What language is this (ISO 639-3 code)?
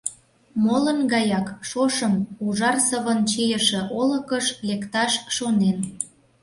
chm